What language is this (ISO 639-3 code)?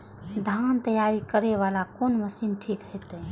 mai